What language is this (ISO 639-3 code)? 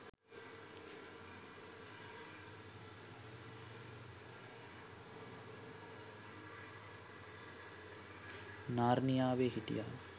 sin